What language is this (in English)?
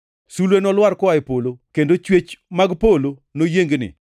Luo (Kenya and Tanzania)